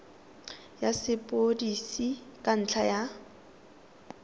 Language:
Tswana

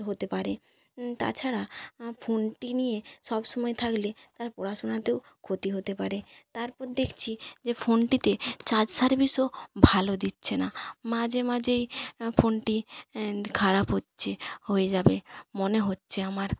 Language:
Bangla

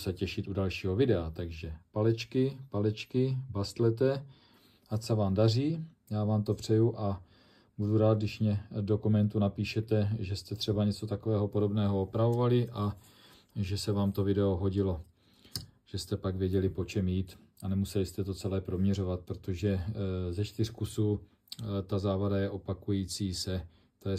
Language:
Czech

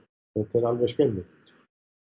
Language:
Icelandic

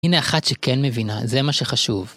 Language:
Hebrew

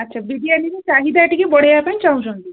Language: Odia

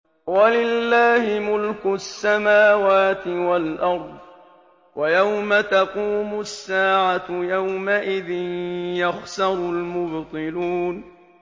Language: Arabic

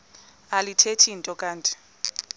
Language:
Xhosa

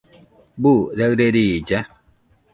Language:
Nüpode Huitoto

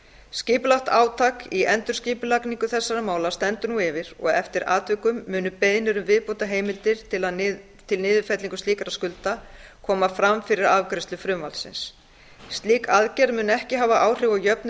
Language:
Icelandic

